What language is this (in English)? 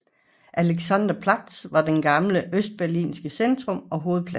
Danish